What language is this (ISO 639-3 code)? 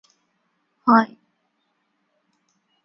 eng